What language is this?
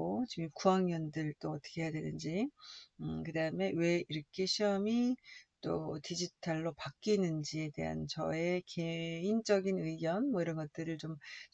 Korean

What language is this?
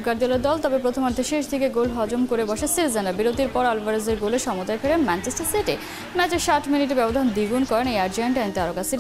Romanian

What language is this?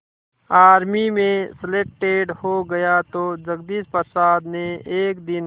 Hindi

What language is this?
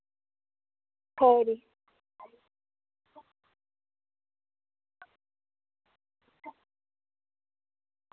Dogri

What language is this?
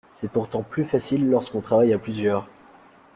French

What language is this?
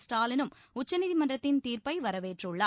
Tamil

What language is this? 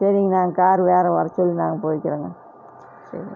Tamil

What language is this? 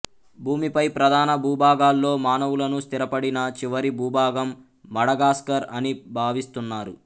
Telugu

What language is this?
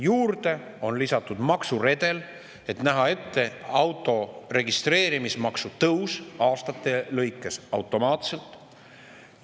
Estonian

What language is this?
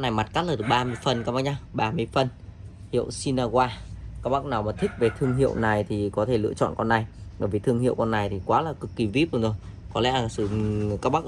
Vietnamese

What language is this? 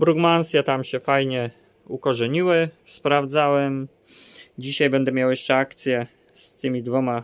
Polish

